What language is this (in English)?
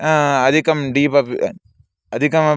Sanskrit